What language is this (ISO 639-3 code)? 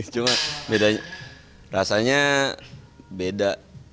ind